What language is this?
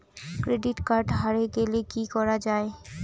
Bangla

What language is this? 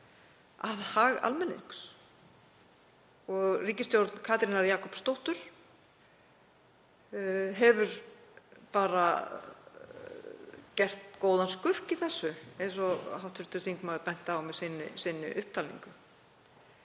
Icelandic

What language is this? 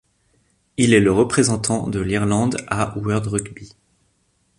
French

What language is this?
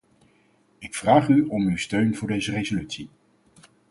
Dutch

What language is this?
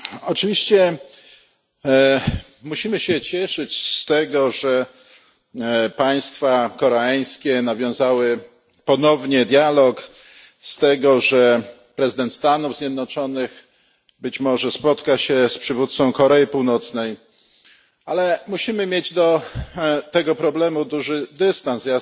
Polish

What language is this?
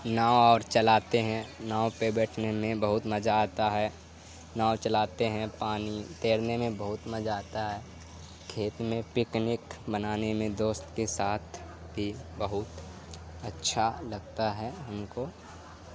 Urdu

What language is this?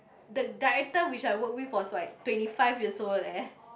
English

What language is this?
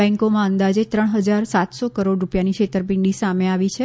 Gujarati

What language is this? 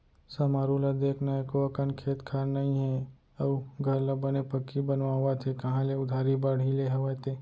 Chhattisgarhi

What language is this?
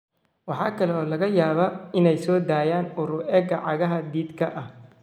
Somali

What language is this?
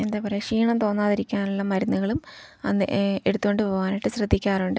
Malayalam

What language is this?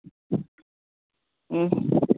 Urdu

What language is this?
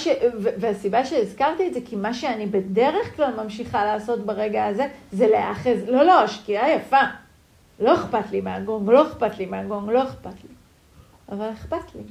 Hebrew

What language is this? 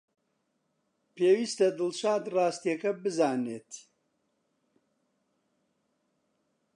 Central Kurdish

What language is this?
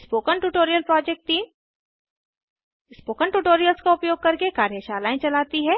Hindi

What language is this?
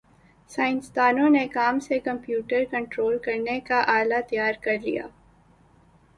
Urdu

